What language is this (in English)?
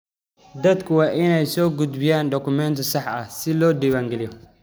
Somali